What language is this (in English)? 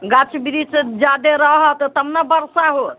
Maithili